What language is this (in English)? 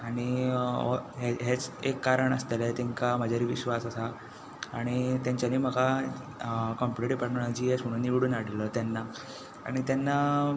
Konkani